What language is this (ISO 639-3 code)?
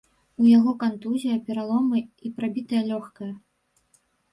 bel